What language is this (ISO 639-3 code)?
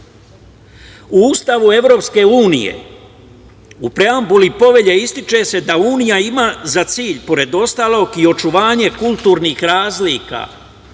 srp